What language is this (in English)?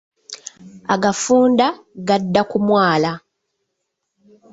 Ganda